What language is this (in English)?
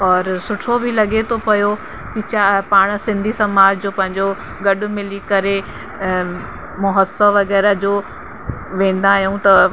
Sindhi